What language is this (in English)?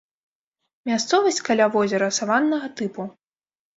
Belarusian